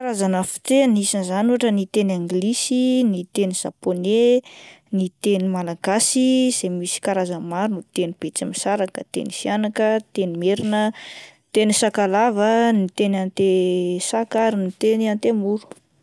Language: Malagasy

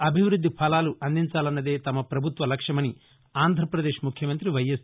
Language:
Telugu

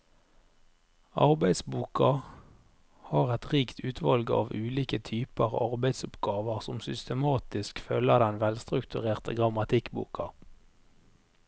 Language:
Norwegian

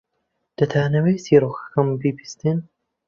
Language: Central Kurdish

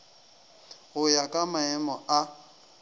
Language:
Northern Sotho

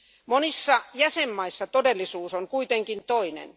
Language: Finnish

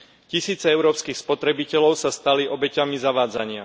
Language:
Slovak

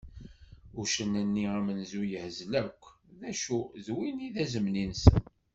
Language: Kabyle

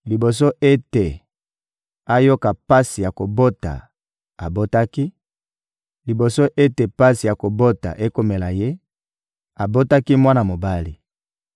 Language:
Lingala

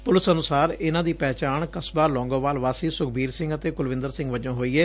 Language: Punjabi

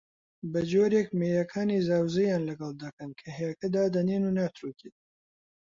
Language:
Central Kurdish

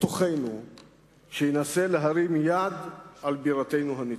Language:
Hebrew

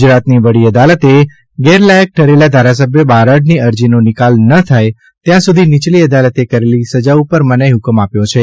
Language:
Gujarati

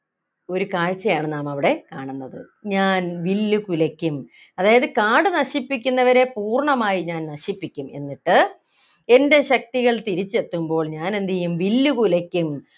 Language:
Malayalam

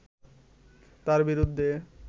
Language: Bangla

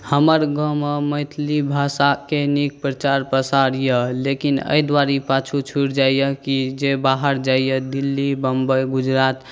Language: Maithili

